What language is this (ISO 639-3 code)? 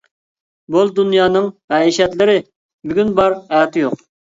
uig